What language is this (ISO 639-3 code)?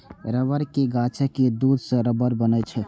mai